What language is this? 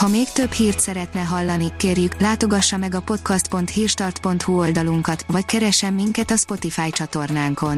Hungarian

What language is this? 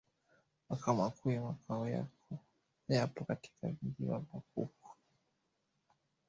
Swahili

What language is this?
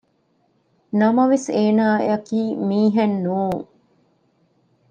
Divehi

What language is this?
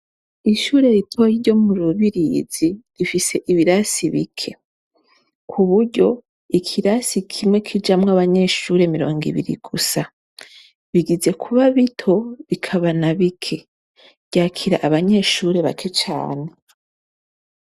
Rundi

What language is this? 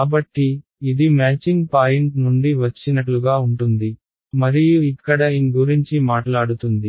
Telugu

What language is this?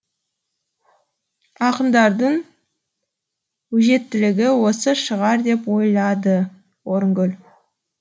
Kazakh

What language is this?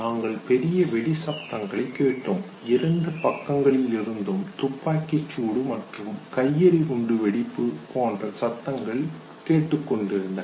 Tamil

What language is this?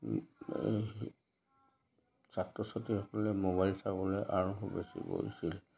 Assamese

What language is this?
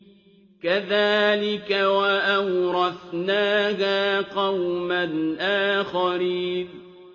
Arabic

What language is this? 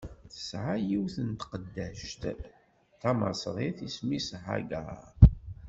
Kabyle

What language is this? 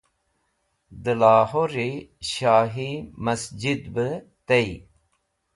Wakhi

